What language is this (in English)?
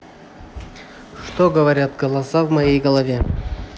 Russian